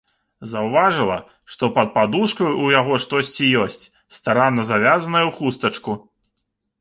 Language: Belarusian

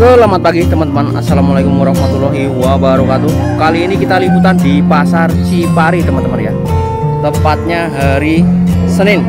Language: Indonesian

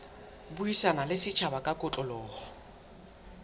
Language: Southern Sotho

